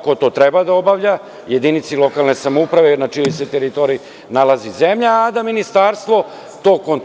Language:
Serbian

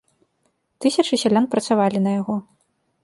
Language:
Belarusian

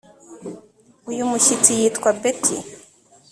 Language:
Kinyarwanda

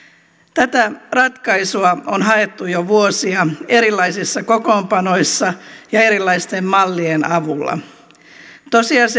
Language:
Finnish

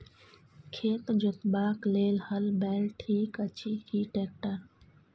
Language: Maithili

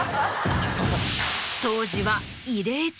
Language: Japanese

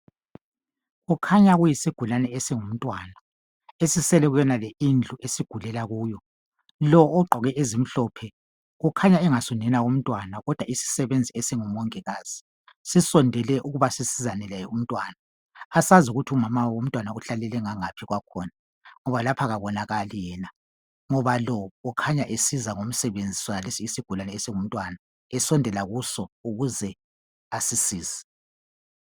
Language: North Ndebele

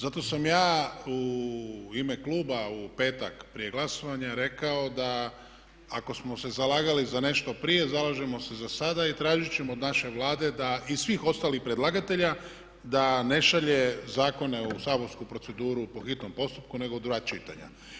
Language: Croatian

